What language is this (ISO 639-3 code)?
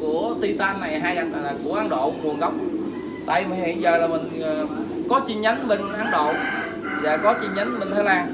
vie